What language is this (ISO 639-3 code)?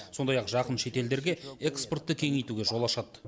kaz